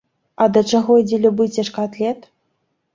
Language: Belarusian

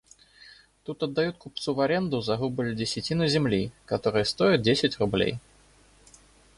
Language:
Russian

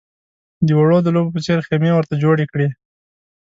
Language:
Pashto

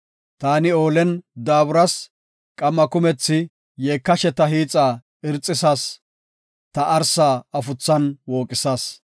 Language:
Gofa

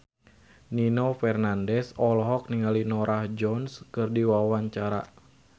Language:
Sundanese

